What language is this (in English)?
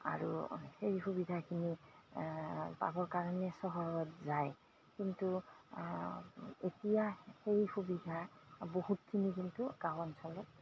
Assamese